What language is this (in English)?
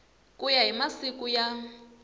Tsonga